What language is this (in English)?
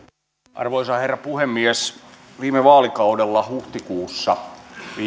Finnish